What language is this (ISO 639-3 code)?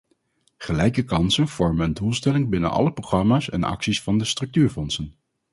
nld